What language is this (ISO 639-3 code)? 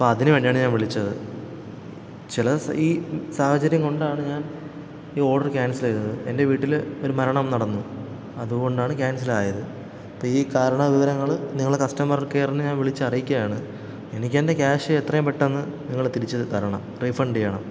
mal